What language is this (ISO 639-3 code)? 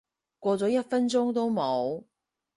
yue